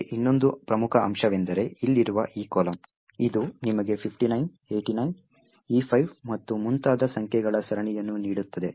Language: Kannada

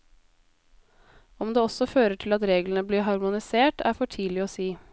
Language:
Norwegian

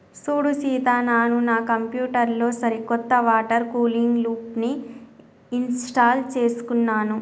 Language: Telugu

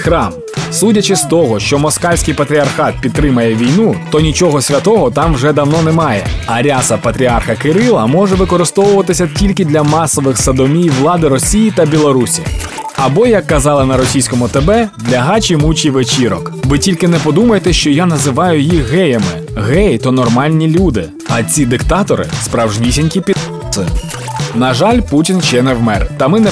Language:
Ukrainian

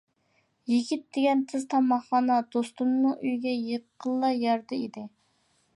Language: Uyghur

